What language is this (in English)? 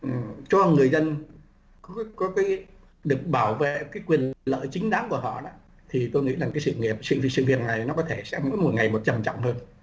Vietnamese